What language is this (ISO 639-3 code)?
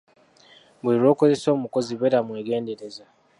lug